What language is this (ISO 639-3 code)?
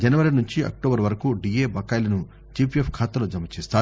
tel